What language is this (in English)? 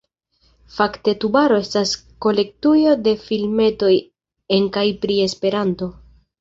Esperanto